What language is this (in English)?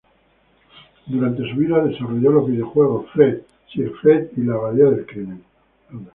Spanish